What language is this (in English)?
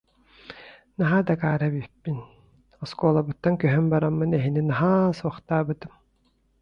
Yakut